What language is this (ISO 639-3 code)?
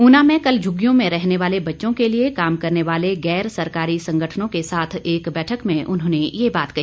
hin